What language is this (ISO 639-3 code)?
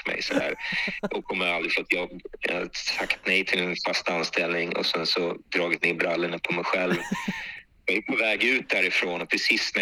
swe